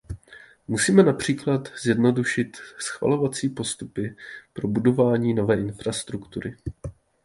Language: Czech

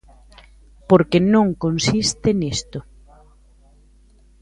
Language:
Galician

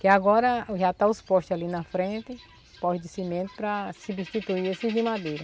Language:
Portuguese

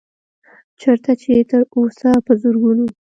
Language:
Pashto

